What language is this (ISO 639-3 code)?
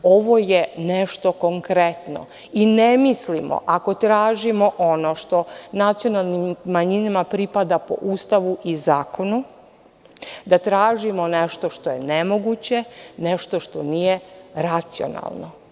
srp